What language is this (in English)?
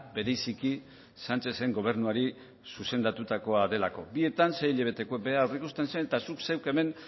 Basque